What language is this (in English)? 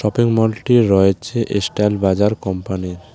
Bangla